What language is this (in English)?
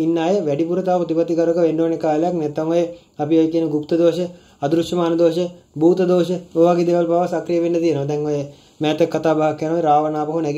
Hindi